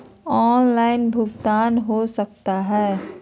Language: Magahi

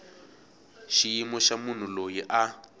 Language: Tsonga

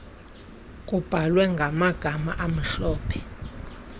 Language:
Xhosa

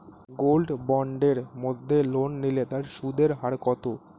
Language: Bangla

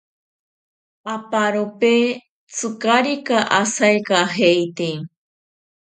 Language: Ashéninka Perené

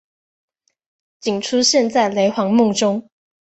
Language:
Chinese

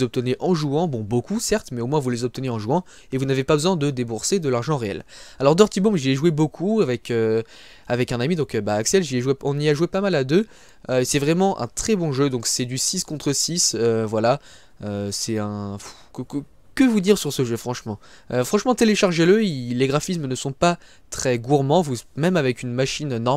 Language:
French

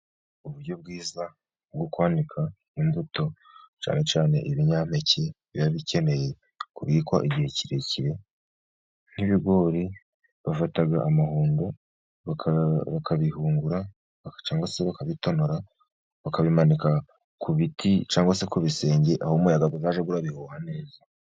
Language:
Kinyarwanda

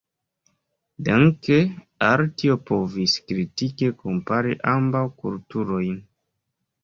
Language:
Esperanto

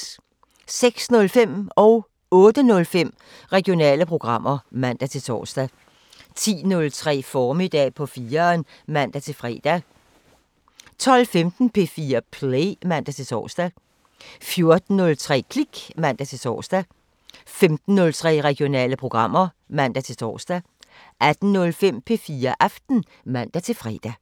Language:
Danish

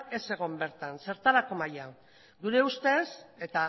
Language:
Basque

